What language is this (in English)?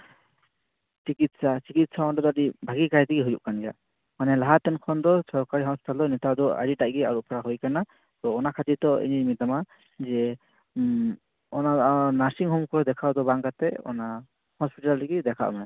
Santali